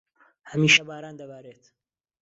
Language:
Central Kurdish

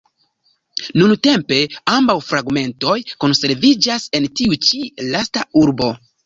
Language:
Esperanto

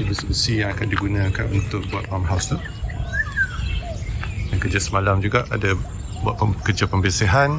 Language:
Malay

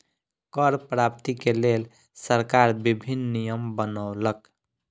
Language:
Maithili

